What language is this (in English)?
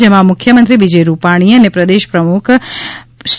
Gujarati